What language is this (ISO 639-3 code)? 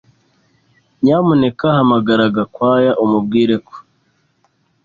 kin